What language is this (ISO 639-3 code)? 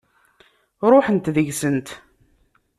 kab